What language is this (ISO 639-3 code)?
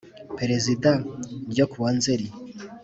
kin